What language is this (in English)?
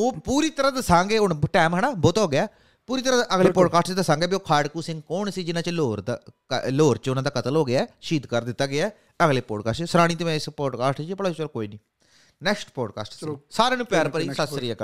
Punjabi